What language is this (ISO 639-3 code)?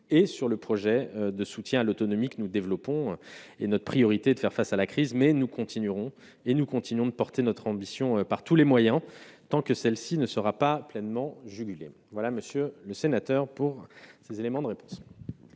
fra